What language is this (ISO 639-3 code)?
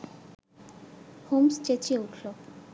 ben